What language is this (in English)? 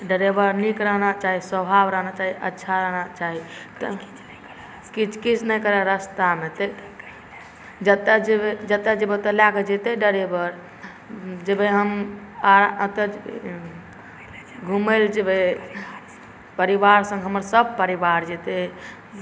Maithili